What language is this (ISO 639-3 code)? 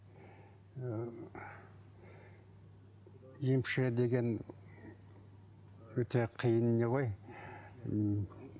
kaz